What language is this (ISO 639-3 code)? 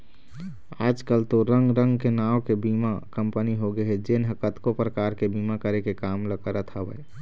hne